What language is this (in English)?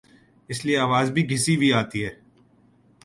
Urdu